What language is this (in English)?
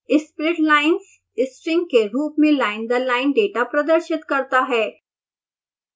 Hindi